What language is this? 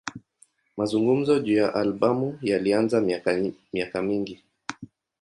Swahili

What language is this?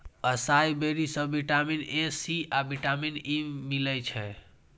Maithili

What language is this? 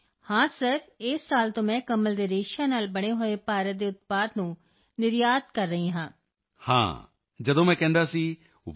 Punjabi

